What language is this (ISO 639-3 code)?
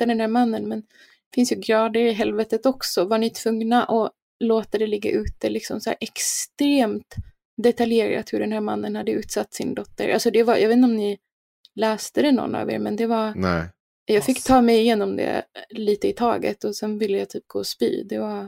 swe